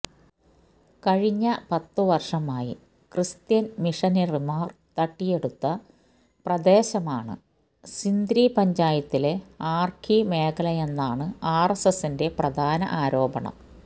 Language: Malayalam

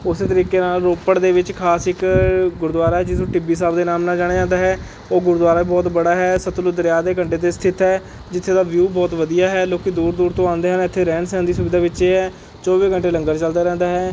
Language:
Punjabi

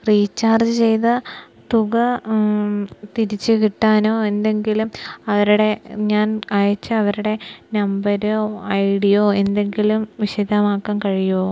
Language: Malayalam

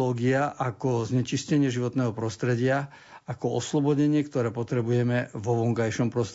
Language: Slovak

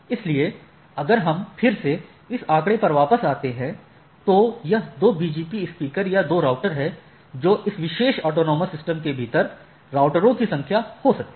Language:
Hindi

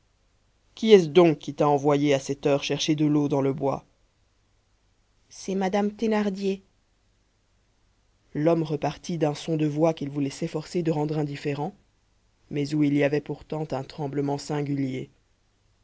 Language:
French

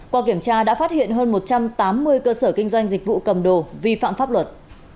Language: Vietnamese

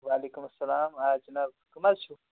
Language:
Kashmiri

